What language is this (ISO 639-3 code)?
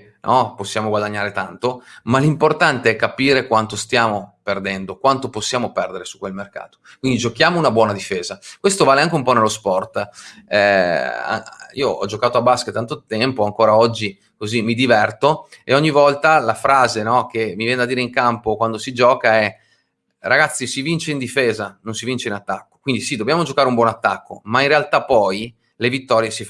ita